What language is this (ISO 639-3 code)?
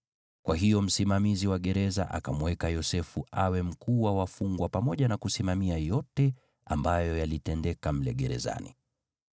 swa